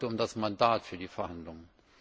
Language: German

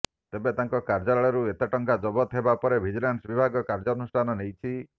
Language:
Odia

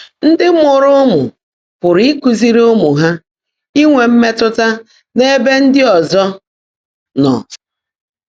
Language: Igbo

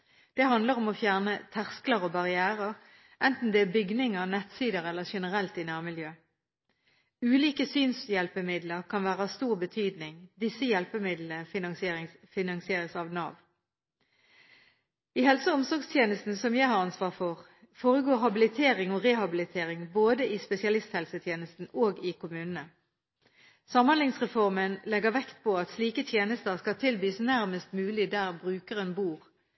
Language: Norwegian Bokmål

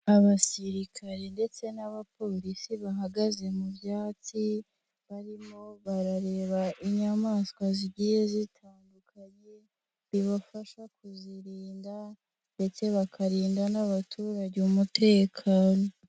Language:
Kinyarwanda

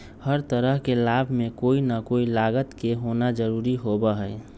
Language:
Magahi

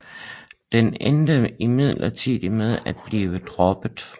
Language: Danish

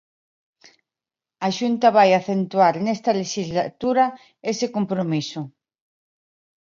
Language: Galician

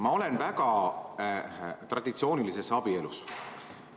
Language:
Estonian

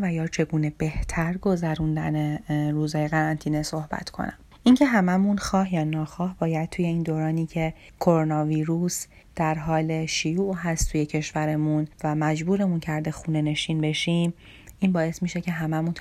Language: Persian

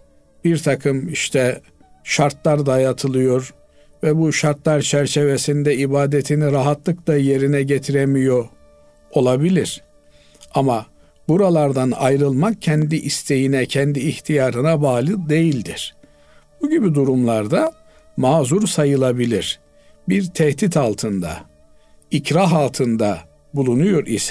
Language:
Turkish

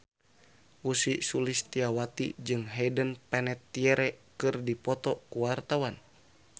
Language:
Sundanese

